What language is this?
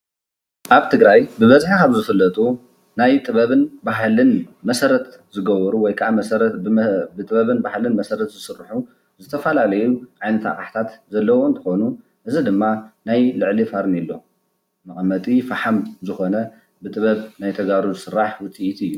Tigrinya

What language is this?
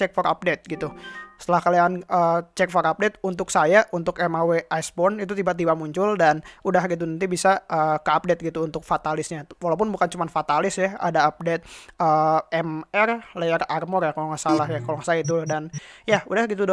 Indonesian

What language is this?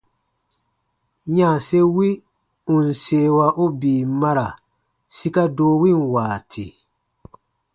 Baatonum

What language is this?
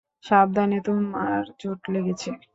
Bangla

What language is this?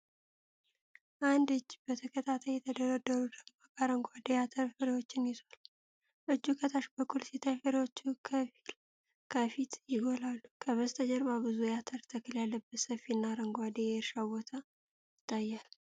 Amharic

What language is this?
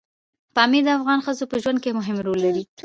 Pashto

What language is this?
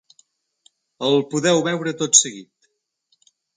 Catalan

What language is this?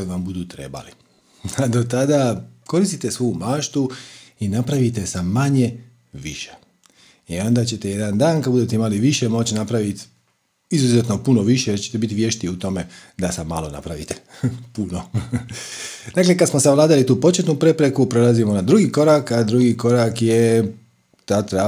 Croatian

